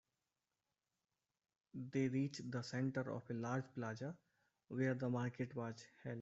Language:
English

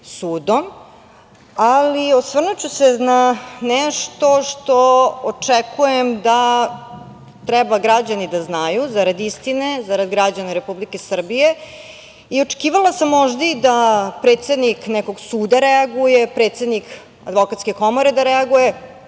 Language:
Serbian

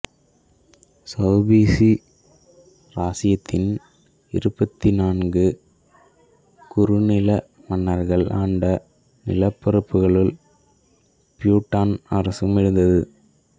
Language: Tamil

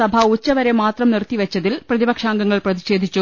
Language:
Malayalam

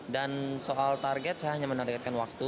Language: Indonesian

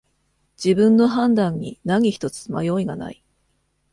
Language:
Japanese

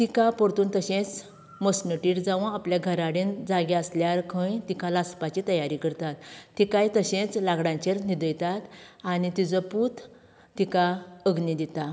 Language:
Konkani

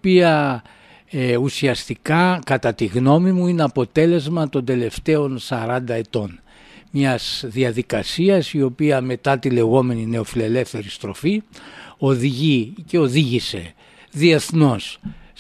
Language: Greek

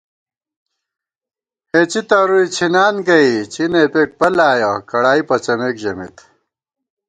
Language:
Gawar-Bati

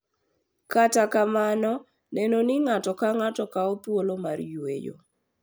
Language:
Luo (Kenya and Tanzania)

